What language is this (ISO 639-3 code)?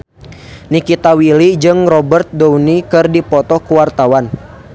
sun